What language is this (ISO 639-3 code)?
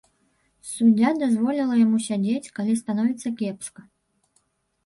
bel